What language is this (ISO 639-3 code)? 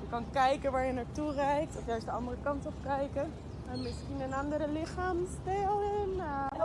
nld